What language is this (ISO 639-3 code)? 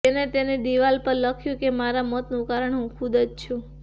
guj